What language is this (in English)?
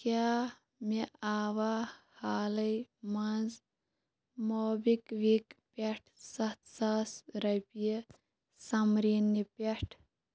Kashmiri